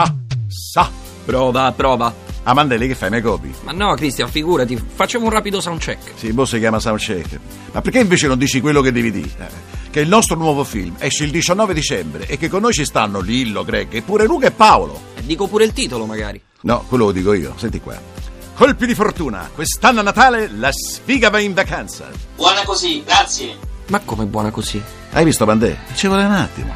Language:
Italian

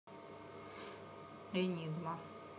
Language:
Russian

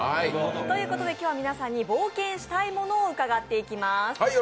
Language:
Japanese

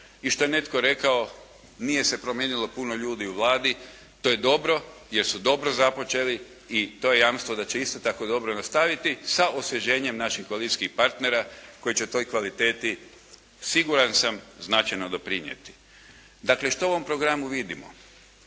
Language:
Croatian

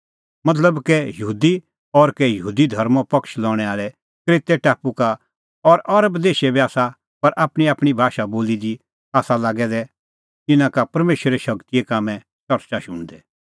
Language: Kullu Pahari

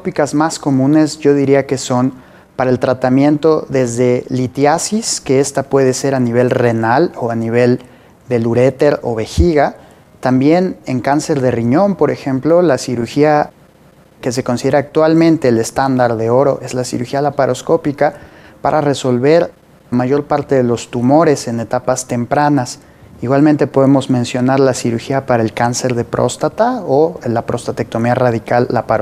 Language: Spanish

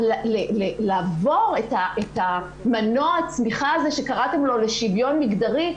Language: Hebrew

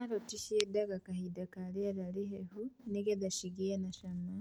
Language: Kikuyu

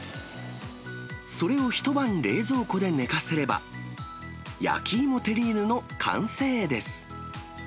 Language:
Japanese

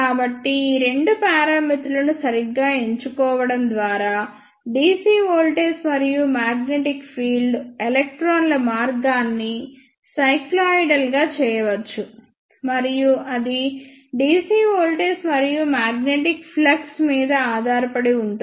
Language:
Telugu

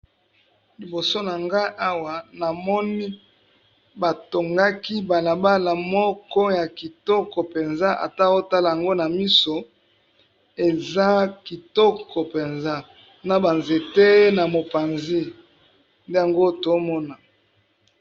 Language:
Lingala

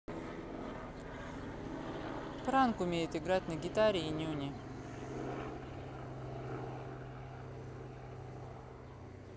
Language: Russian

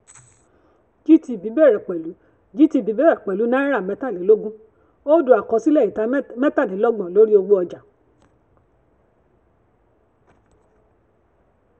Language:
Yoruba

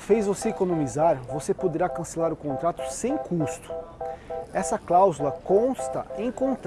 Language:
Portuguese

